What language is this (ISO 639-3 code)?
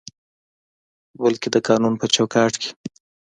pus